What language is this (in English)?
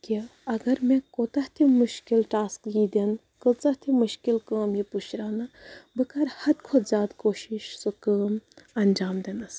Kashmiri